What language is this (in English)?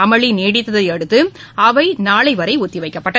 Tamil